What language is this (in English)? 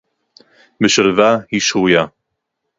Hebrew